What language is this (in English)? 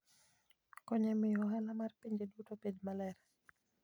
Luo (Kenya and Tanzania)